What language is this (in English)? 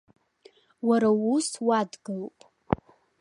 Abkhazian